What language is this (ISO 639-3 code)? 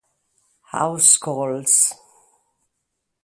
ita